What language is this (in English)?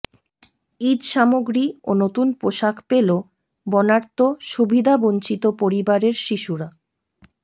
Bangla